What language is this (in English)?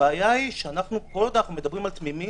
Hebrew